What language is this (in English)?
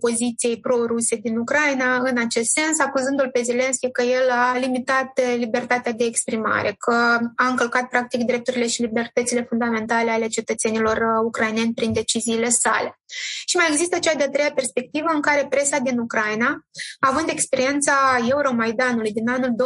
Romanian